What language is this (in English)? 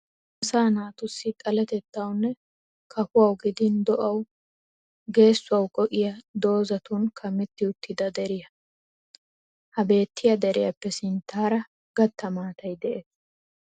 Wolaytta